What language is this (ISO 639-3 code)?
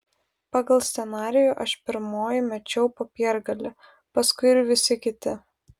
lit